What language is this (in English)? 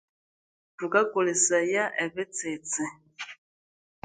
Konzo